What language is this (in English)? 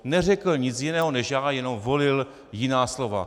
Czech